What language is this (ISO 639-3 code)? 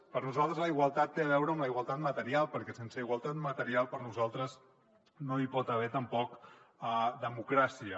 cat